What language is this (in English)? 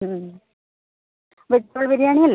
Malayalam